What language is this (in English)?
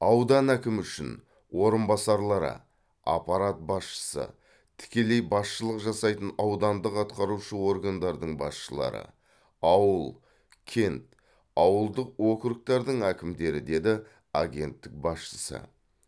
Kazakh